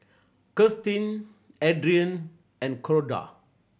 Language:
English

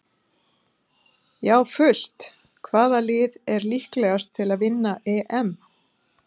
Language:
Icelandic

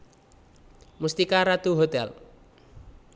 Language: Javanese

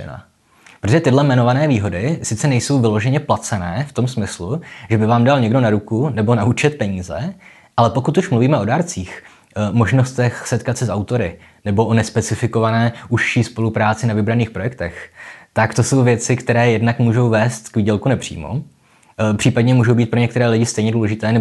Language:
Czech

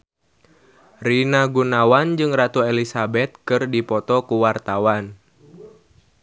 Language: Sundanese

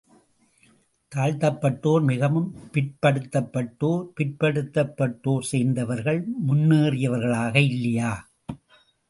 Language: Tamil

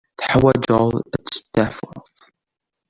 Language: Kabyle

